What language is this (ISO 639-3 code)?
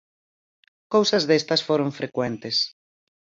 glg